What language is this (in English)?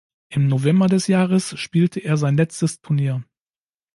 German